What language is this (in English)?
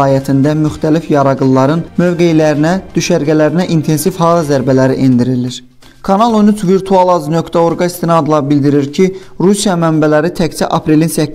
Turkish